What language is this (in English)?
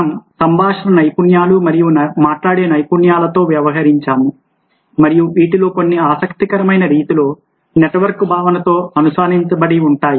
Telugu